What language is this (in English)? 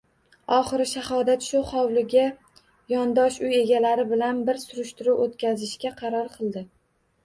Uzbek